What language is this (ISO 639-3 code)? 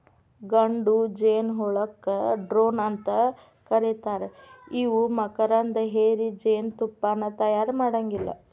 kan